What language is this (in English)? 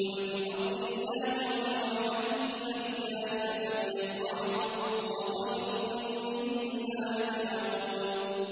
Arabic